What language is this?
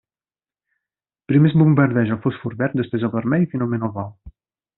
Catalan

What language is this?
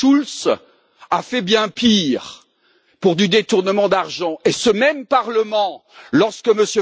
French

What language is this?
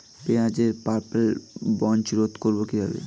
Bangla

